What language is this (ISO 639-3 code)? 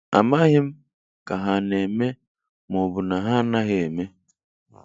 ibo